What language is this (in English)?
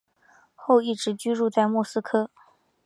Chinese